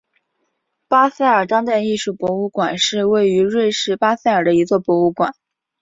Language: Chinese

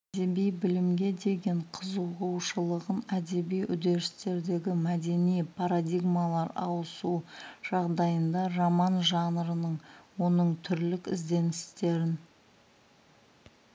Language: Kazakh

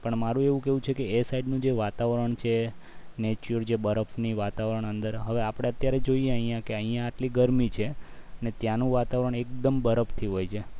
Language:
Gujarati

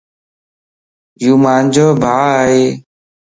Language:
Lasi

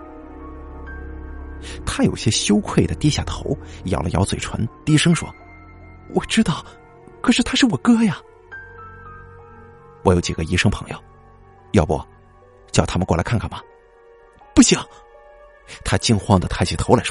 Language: Chinese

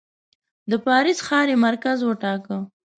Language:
Pashto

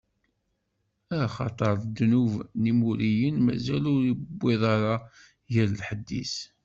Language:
Kabyle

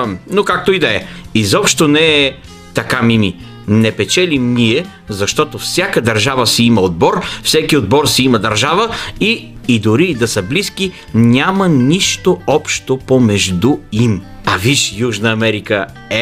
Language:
Bulgarian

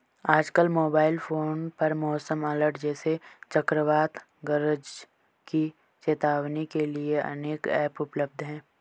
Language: Hindi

